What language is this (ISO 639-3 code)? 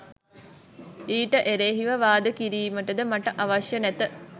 sin